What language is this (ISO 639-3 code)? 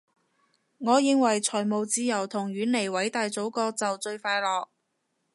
yue